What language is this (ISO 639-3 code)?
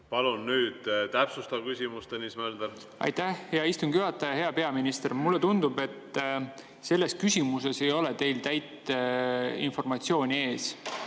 est